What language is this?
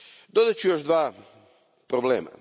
Croatian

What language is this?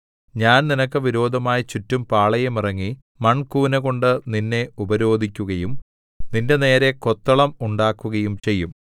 Malayalam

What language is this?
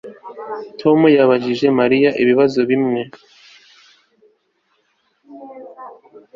Kinyarwanda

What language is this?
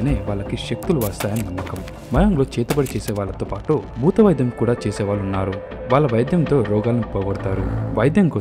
Telugu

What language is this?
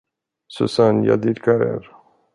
Swedish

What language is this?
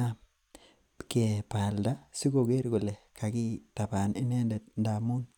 Kalenjin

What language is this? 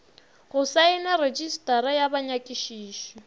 Northern Sotho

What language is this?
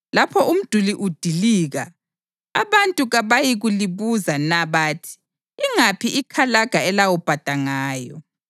North Ndebele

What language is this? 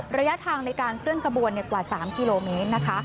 Thai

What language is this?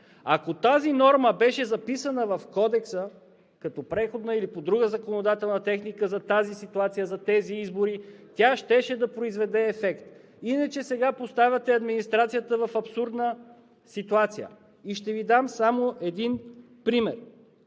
Bulgarian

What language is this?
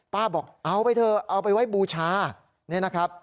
Thai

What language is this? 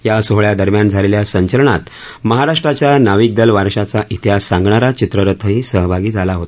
Marathi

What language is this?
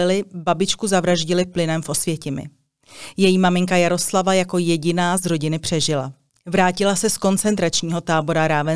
Czech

